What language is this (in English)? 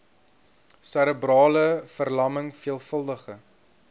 Afrikaans